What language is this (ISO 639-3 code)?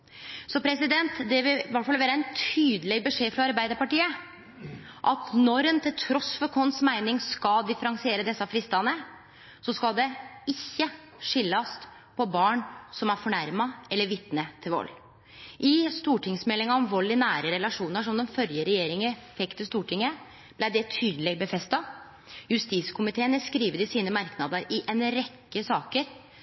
nno